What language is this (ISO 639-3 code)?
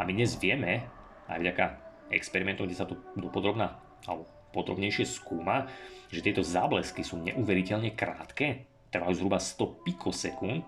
slk